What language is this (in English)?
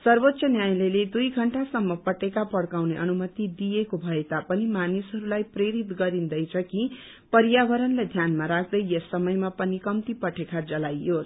Nepali